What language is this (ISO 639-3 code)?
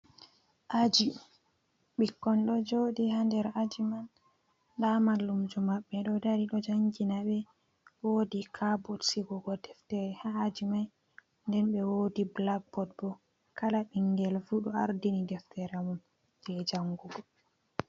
ful